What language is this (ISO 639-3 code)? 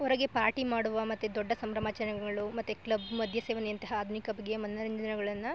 kan